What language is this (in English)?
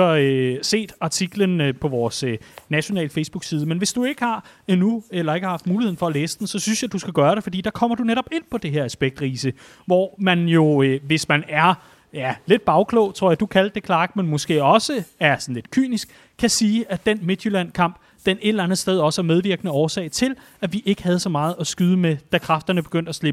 Danish